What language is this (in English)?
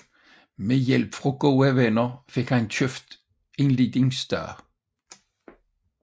Danish